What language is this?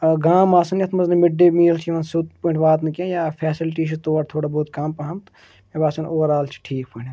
Kashmiri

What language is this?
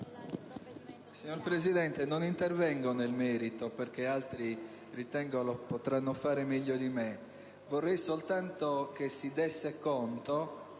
Italian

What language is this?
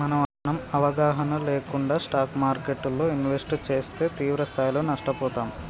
Telugu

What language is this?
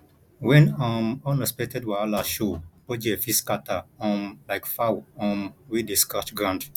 Nigerian Pidgin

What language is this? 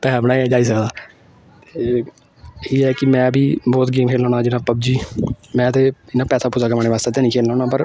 Dogri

